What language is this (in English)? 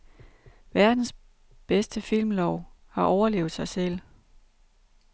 Danish